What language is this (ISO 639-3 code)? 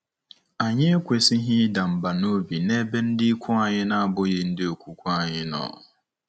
ibo